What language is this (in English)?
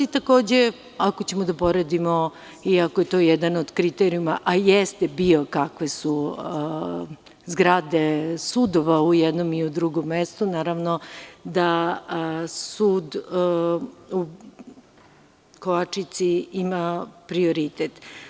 Serbian